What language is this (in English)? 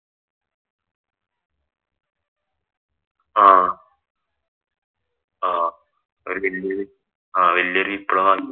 Malayalam